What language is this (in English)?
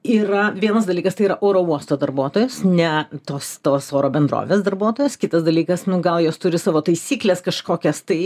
Lithuanian